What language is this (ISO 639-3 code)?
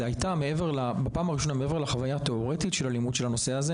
heb